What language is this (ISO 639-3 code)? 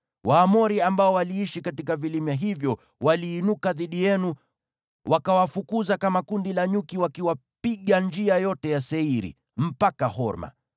swa